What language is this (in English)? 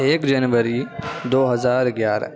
Urdu